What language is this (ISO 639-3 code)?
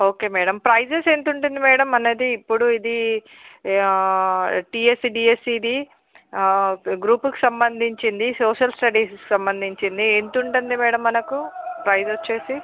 tel